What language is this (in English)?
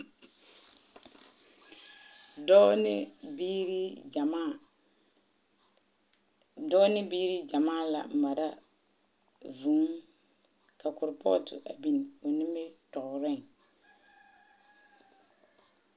Southern Dagaare